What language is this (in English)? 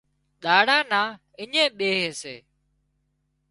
Wadiyara Koli